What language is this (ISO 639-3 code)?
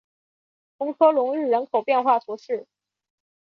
zho